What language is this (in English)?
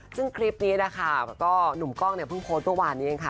Thai